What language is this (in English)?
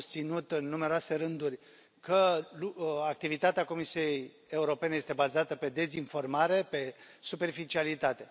Romanian